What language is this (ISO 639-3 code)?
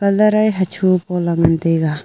nnp